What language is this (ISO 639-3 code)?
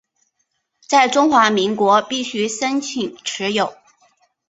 zho